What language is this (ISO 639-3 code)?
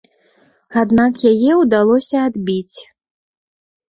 bel